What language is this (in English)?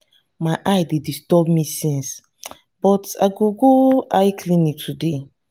Nigerian Pidgin